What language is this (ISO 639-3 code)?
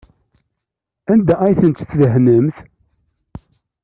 kab